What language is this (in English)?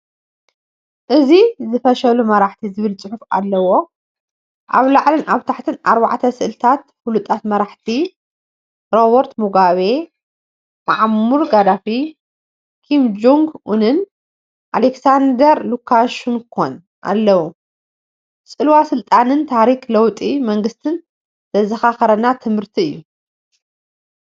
Tigrinya